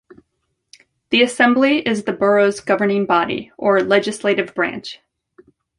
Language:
English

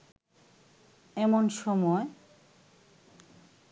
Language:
Bangla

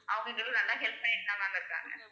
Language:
Tamil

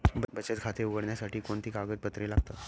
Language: Marathi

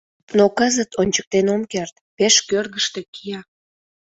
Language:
Mari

